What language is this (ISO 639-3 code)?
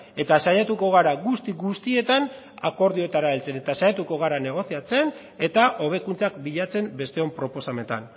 eus